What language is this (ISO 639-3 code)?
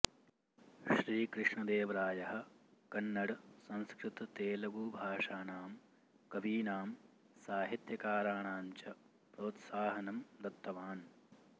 san